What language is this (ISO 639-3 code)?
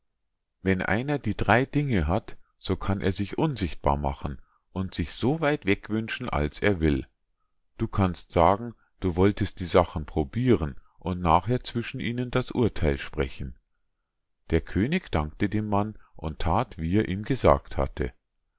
deu